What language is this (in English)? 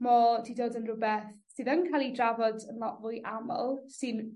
Welsh